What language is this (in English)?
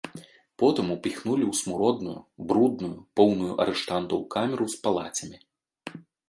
Belarusian